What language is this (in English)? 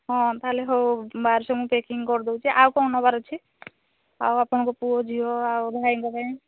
Odia